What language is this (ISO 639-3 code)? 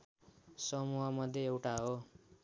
nep